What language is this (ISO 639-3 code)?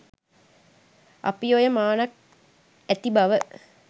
sin